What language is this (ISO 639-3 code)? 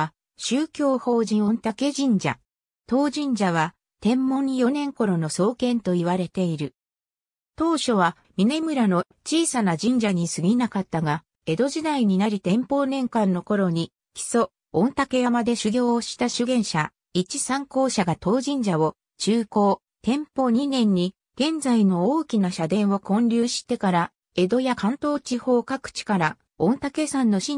jpn